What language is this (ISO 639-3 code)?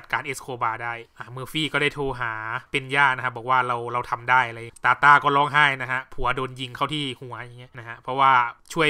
tha